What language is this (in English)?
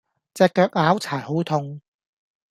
Cantonese